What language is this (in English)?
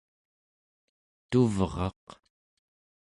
Central Yupik